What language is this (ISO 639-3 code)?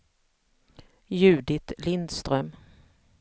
swe